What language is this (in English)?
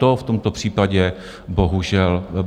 Czech